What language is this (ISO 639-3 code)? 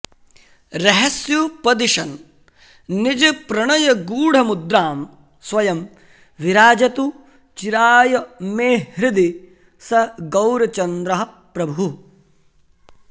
san